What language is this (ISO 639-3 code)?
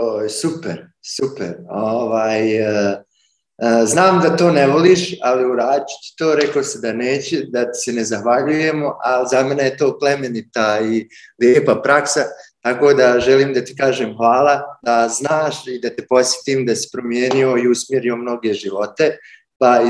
hrv